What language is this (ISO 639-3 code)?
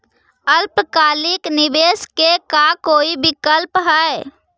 mag